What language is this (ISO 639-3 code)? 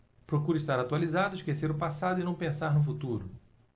por